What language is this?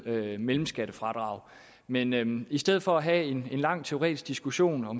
Danish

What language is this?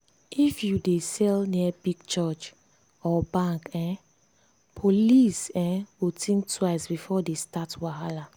Nigerian Pidgin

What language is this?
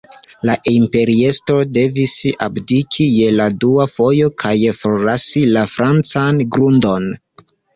Esperanto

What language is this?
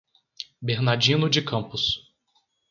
Portuguese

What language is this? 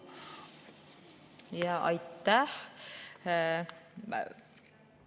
Estonian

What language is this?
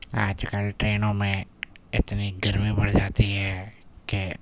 Urdu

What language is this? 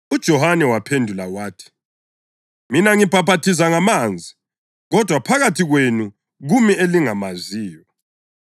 North Ndebele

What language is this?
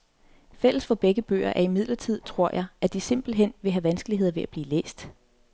Danish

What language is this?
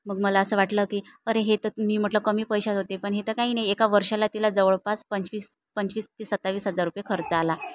Marathi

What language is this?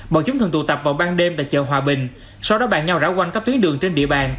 Vietnamese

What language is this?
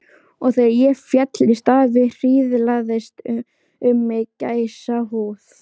Icelandic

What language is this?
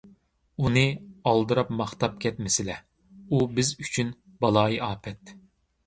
Uyghur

